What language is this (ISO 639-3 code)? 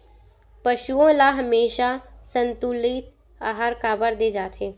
hne